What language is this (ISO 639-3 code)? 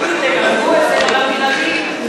heb